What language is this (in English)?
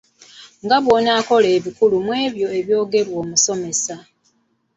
Ganda